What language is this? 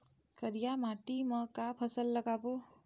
Chhattisgarhi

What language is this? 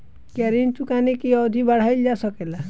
Bhojpuri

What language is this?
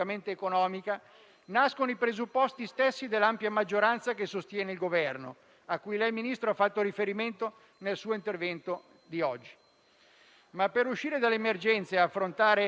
Italian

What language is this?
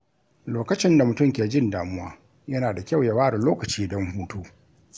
Hausa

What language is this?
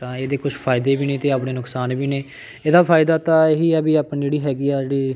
Punjabi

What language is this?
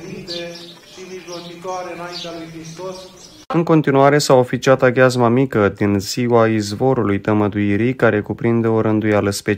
Romanian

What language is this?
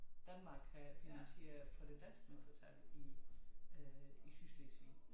Danish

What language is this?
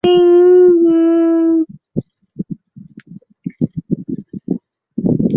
Chinese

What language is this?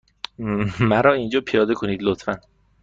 Persian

